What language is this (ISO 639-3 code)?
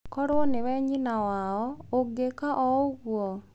kik